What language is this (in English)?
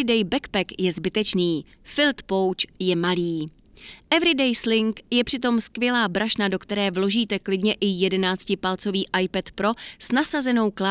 Czech